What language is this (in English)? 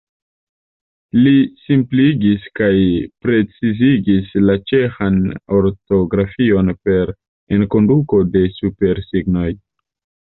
Esperanto